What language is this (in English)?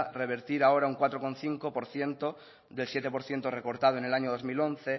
Spanish